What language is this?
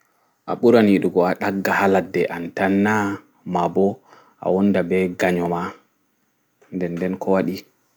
Fula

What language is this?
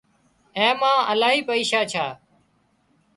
Wadiyara Koli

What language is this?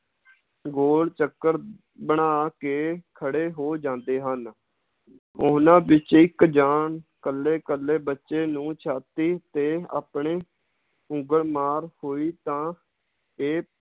Punjabi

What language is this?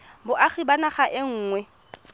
Tswana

